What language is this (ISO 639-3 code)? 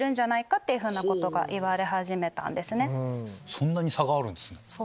jpn